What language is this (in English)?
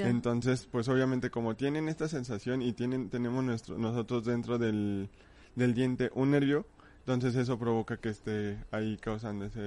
Spanish